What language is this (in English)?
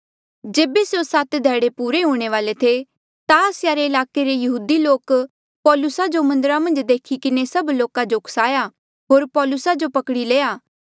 Mandeali